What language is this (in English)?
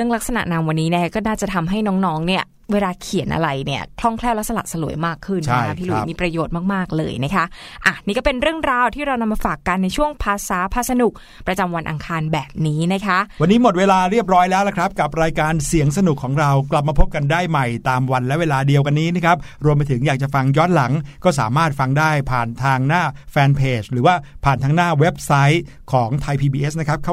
Thai